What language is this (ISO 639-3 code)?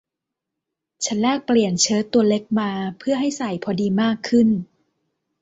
tha